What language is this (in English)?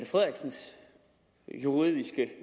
Danish